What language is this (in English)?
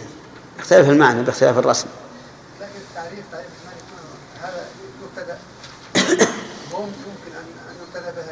Arabic